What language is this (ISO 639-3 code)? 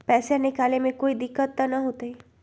mag